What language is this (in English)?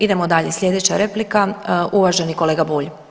Croatian